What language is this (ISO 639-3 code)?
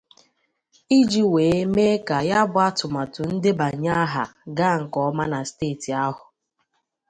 ibo